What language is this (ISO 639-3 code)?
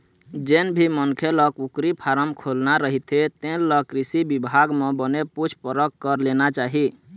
hne